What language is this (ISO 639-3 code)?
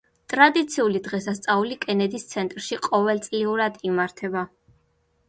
kat